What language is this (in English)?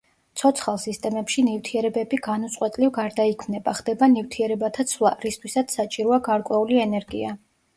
Georgian